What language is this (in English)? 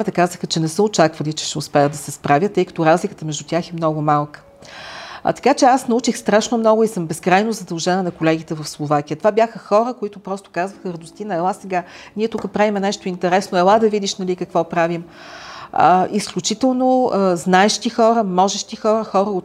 Bulgarian